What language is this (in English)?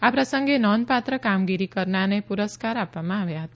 Gujarati